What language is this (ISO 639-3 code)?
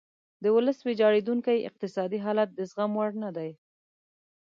pus